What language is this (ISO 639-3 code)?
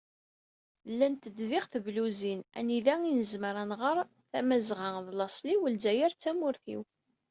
kab